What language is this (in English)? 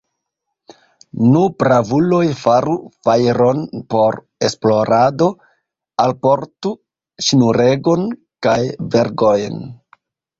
Esperanto